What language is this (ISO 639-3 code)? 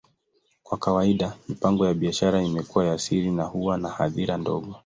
swa